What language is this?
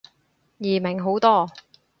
Cantonese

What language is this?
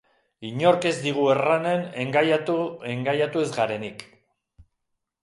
Basque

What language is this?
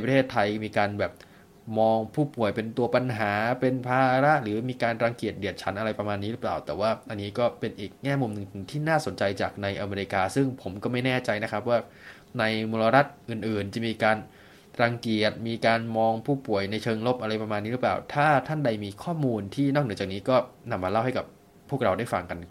Thai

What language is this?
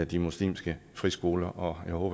Danish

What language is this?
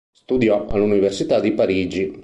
Italian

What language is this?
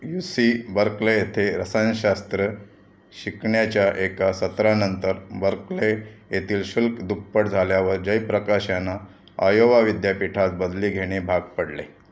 Marathi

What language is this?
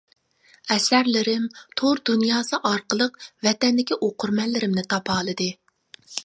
Uyghur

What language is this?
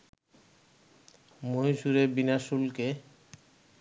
Bangla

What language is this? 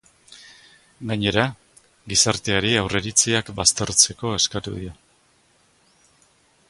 Basque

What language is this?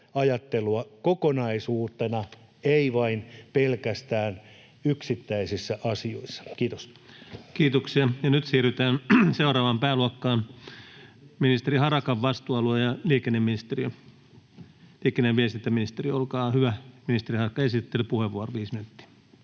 Finnish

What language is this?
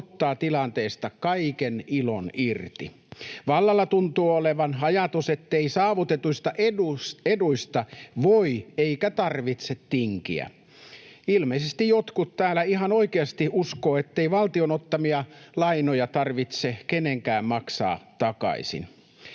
Finnish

